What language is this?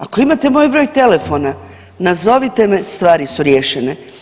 Croatian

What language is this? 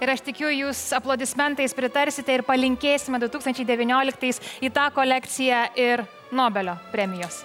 Lithuanian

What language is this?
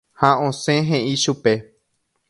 Guarani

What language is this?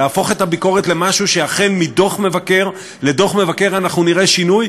Hebrew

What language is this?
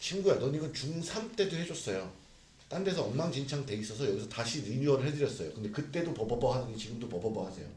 Korean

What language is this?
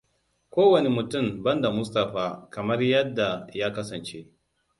Hausa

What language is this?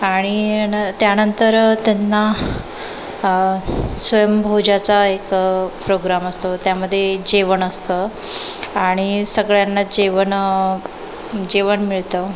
Marathi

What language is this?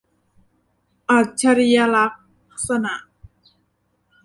Thai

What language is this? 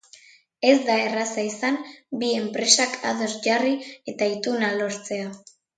Basque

